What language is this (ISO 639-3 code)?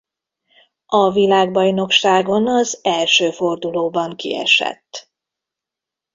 hun